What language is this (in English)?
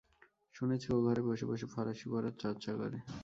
Bangla